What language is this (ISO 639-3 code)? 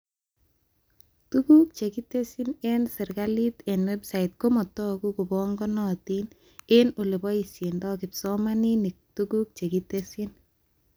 kln